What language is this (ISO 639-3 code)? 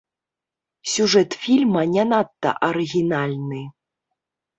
bel